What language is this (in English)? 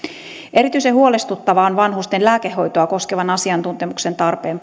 Finnish